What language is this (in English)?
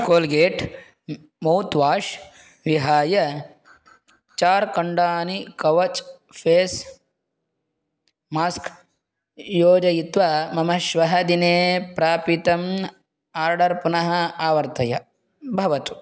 Sanskrit